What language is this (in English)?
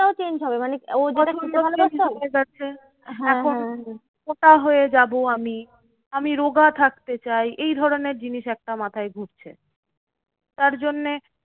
Bangla